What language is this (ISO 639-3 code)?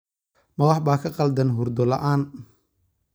som